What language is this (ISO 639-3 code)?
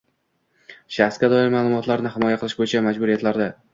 uzb